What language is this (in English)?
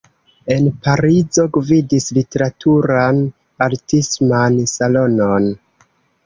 Esperanto